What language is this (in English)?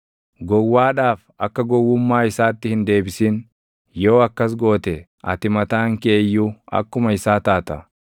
Oromo